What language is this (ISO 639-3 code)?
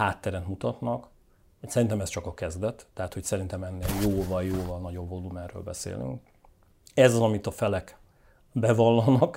hun